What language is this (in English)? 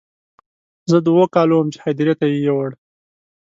Pashto